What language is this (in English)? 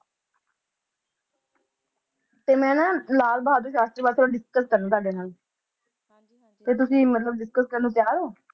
Punjabi